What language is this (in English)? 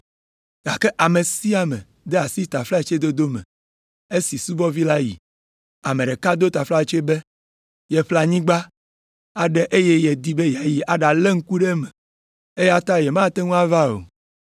Ewe